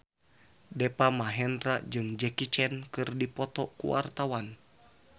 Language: Sundanese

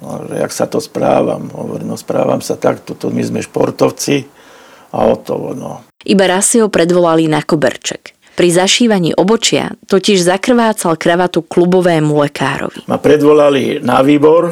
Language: Slovak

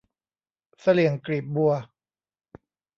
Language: Thai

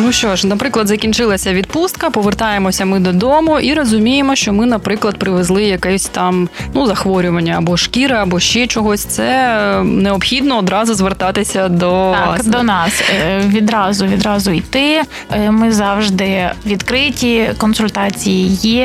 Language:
Ukrainian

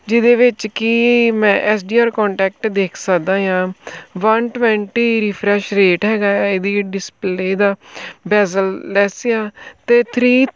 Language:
Punjabi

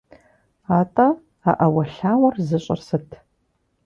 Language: Kabardian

